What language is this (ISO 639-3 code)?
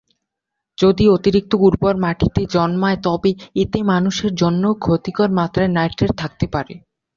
ben